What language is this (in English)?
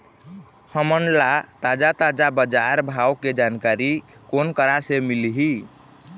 Chhattisgarhi